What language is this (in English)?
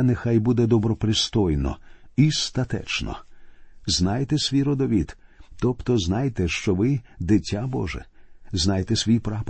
Ukrainian